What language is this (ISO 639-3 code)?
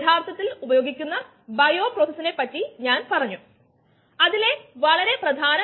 mal